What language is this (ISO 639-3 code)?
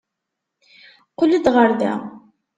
kab